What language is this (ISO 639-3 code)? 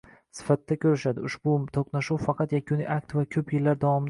uzb